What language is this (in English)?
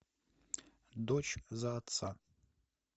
Russian